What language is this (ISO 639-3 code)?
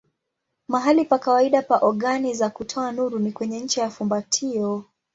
swa